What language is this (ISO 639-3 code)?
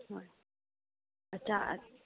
mni